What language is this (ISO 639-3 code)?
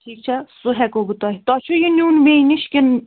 kas